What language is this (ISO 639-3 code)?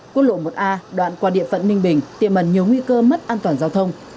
vie